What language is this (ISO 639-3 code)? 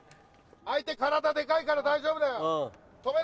jpn